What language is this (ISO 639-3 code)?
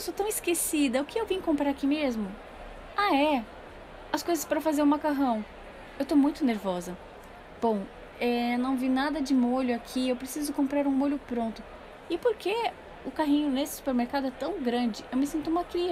por